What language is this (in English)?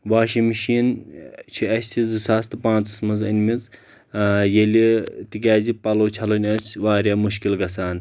Kashmiri